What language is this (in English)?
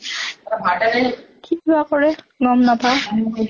Assamese